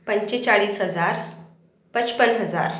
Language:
Marathi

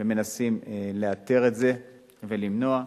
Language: Hebrew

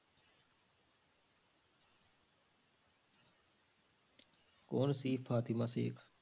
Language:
Punjabi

